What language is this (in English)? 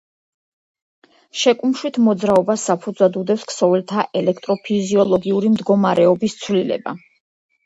Georgian